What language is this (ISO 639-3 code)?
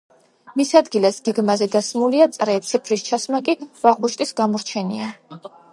kat